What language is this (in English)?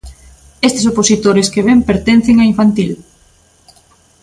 Galician